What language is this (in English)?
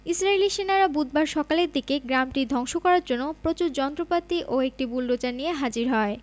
Bangla